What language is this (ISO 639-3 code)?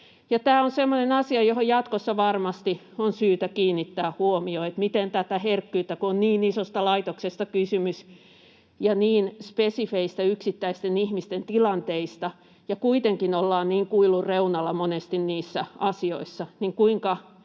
fin